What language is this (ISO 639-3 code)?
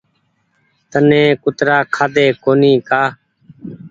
gig